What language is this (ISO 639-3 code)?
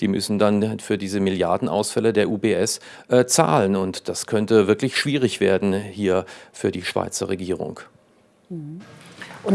deu